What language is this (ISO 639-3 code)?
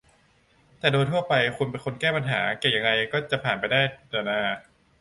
tha